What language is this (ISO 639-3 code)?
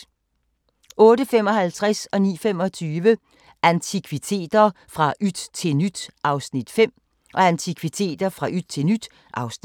dan